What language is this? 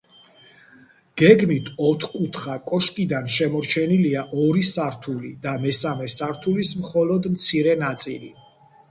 Georgian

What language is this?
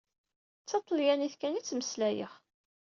Kabyle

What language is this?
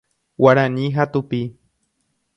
Guarani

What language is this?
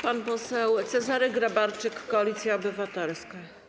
Polish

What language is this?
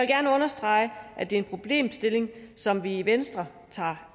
Danish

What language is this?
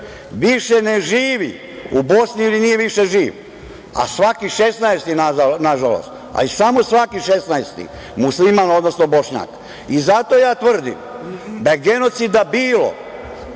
Serbian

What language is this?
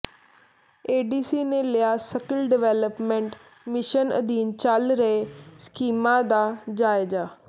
Punjabi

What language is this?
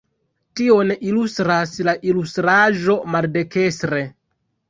Esperanto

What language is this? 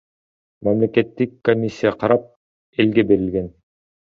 Kyrgyz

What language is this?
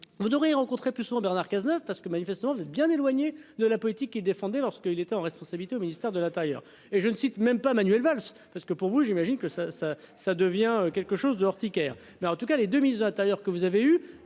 French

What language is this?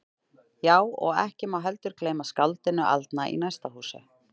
Icelandic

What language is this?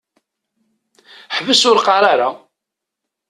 Kabyle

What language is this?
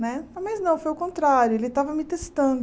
Portuguese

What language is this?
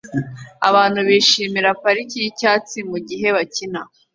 Kinyarwanda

